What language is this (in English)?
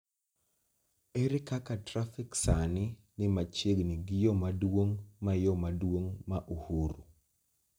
Luo (Kenya and Tanzania)